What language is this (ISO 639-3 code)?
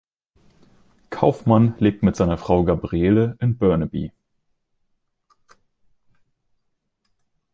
deu